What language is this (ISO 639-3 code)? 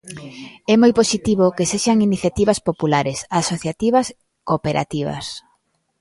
glg